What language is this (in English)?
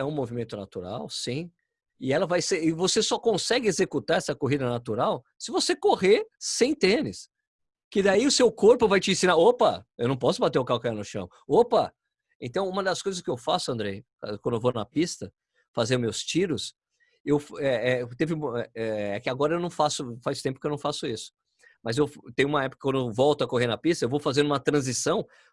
Portuguese